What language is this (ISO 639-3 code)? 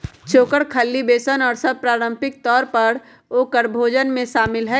mag